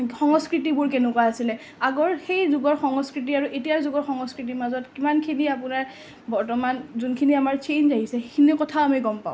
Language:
Assamese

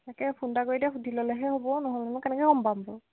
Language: Assamese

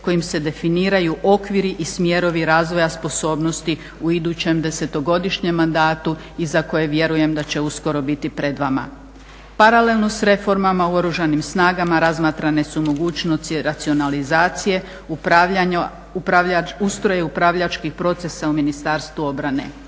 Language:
Croatian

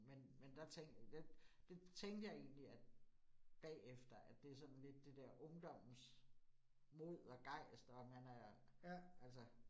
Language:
Danish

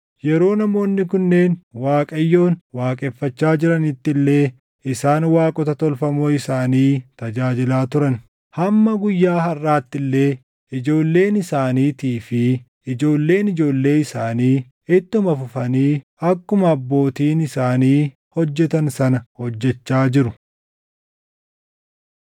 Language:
Oromo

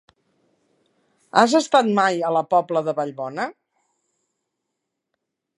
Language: Catalan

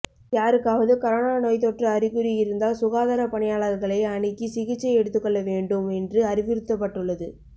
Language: Tamil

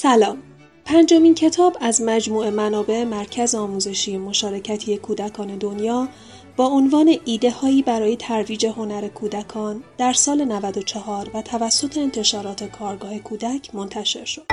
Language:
Persian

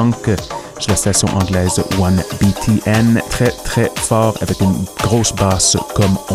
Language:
French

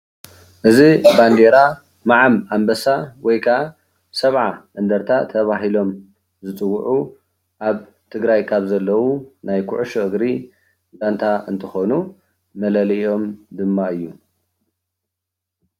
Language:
Tigrinya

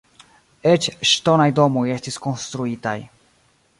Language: Esperanto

